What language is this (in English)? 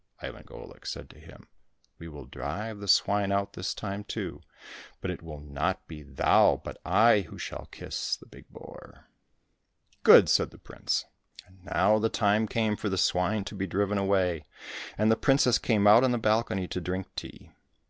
English